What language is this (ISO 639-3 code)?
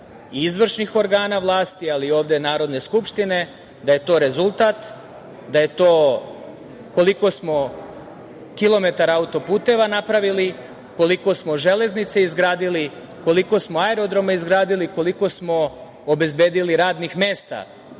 srp